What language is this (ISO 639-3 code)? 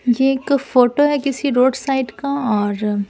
hin